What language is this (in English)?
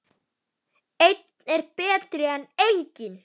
Icelandic